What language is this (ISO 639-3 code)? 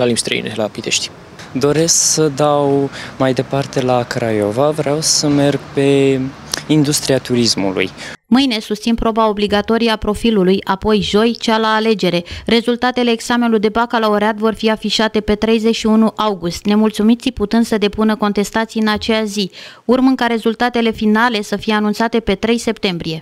ron